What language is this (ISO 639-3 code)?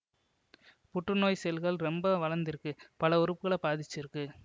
tam